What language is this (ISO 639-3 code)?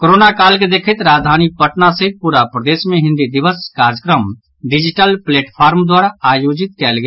mai